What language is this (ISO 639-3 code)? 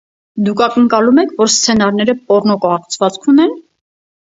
hye